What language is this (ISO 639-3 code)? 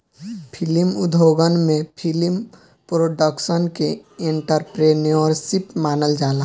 bho